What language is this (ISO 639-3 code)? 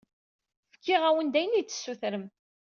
kab